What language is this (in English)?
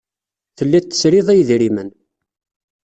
Kabyle